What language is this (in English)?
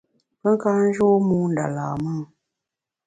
Bamun